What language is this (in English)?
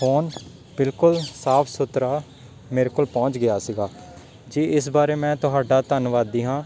Punjabi